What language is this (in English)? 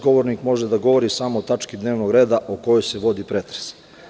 Serbian